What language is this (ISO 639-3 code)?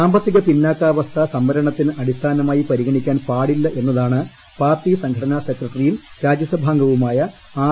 mal